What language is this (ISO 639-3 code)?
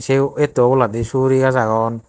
ccp